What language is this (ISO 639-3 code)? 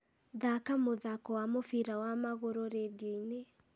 kik